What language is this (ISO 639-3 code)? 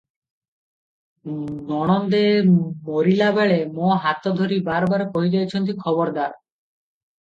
ori